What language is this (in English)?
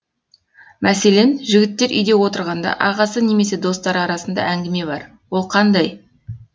Kazakh